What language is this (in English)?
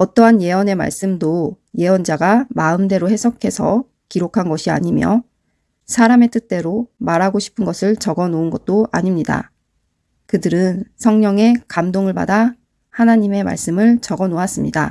Korean